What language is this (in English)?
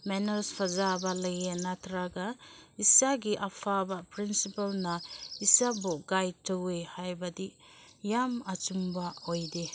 Manipuri